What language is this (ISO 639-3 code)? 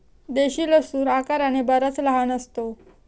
mar